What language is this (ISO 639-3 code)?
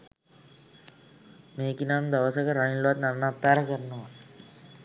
sin